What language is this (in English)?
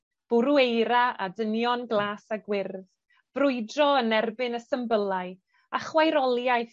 Welsh